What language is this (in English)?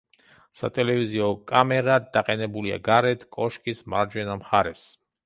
Georgian